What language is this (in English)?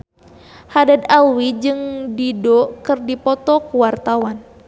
Sundanese